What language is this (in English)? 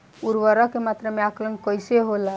Bhojpuri